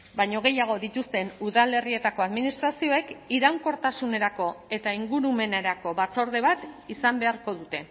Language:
Basque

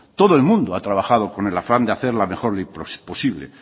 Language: Spanish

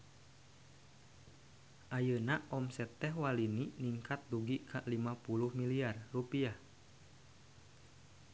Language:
Sundanese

